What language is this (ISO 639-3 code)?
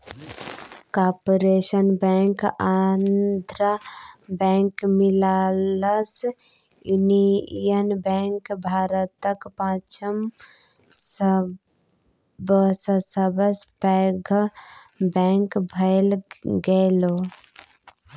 mai